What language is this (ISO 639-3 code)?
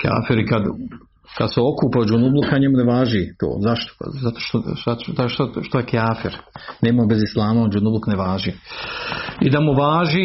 hrv